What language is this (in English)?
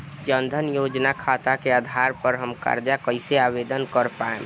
Bhojpuri